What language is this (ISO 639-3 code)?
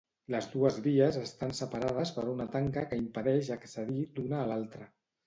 cat